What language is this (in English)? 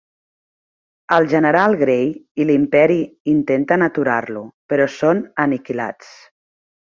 Catalan